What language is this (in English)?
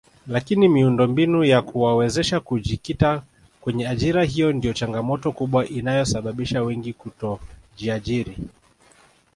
Swahili